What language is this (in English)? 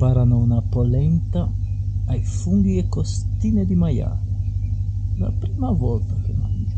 Italian